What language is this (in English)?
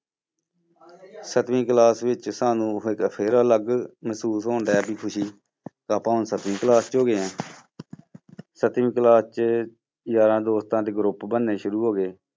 Punjabi